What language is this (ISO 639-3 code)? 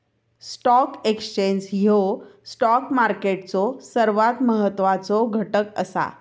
mar